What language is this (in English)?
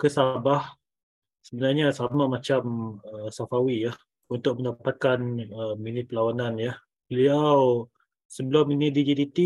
Malay